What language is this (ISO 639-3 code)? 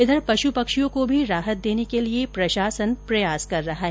hin